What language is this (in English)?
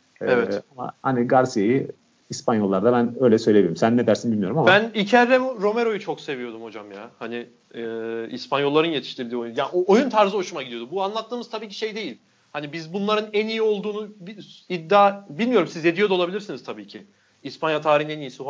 Turkish